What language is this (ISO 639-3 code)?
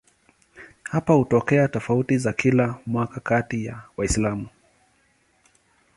swa